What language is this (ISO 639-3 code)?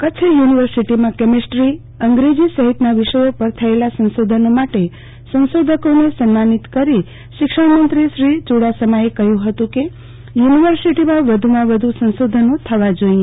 guj